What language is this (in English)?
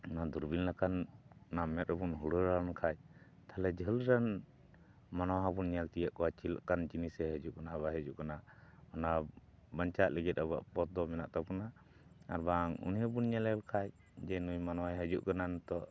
Santali